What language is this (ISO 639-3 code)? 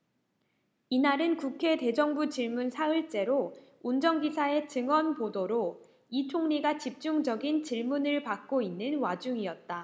kor